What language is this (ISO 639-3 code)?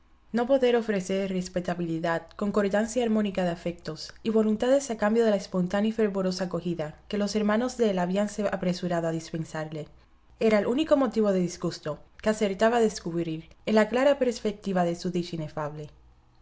spa